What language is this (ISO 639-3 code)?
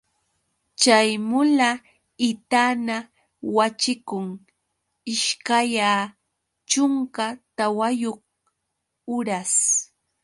qux